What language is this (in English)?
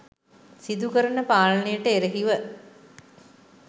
Sinhala